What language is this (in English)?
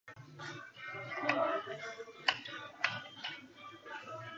Japanese